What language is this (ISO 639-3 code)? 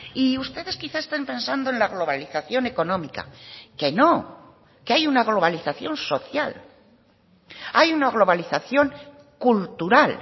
spa